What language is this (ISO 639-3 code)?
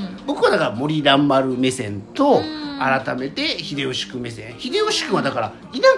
jpn